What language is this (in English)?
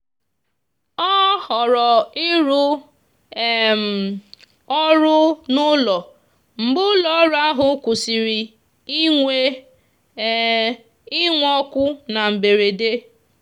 Igbo